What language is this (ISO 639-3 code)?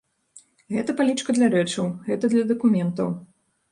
bel